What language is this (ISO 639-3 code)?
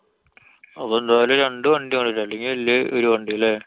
mal